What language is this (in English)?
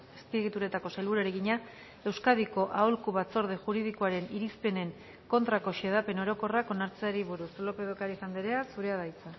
Basque